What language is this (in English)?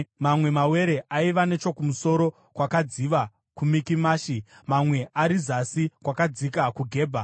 Shona